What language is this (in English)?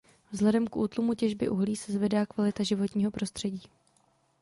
Czech